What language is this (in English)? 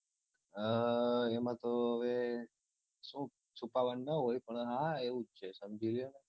Gujarati